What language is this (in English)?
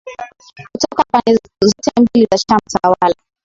Swahili